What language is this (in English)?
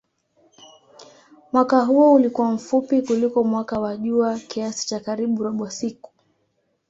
Swahili